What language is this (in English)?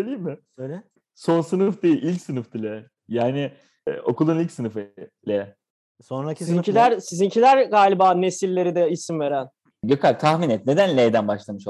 Turkish